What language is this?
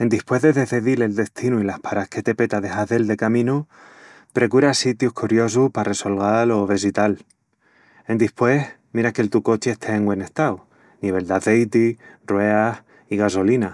Extremaduran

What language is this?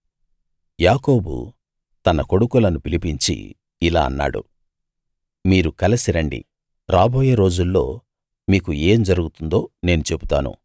Telugu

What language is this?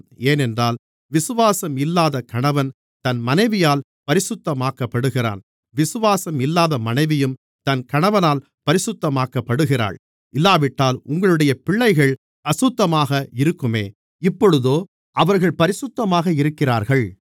Tamil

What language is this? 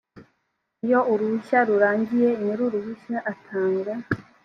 Kinyarwanda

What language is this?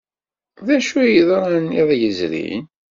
Kabyle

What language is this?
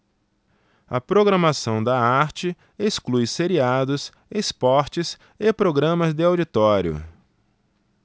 Portuguese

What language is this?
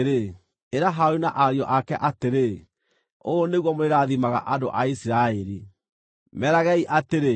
Kikuyu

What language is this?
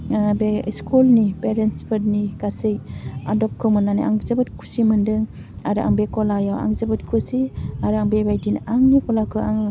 Bodo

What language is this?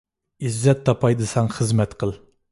Uyghur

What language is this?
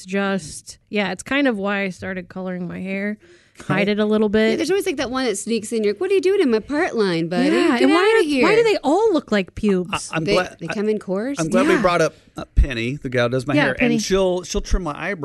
English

